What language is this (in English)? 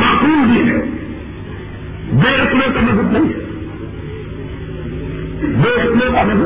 Urdu